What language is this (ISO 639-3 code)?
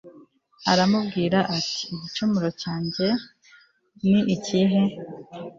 kin